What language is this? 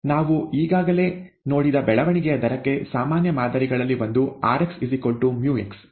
Kannada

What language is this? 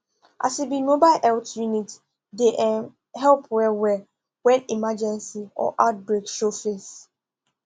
Nigerian Pidgin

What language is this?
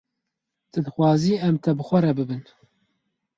Kurdish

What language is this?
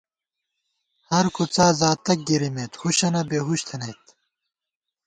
Gawar-Bati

